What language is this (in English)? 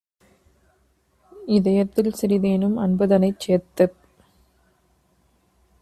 Tamil